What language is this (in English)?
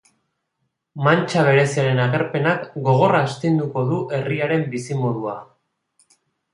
Basque